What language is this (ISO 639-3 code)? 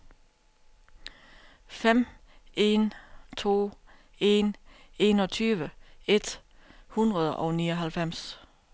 dan